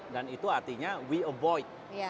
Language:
Indonesian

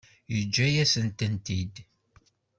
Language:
Kabyle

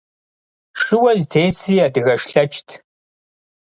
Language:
Kabardian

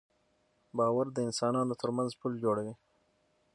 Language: Pashto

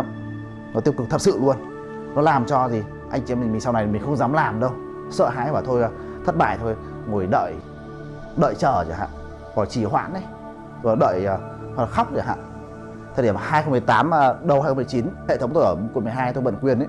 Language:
Vietnamese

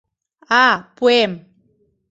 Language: Mari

